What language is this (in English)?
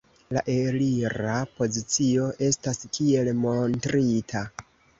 Esperanto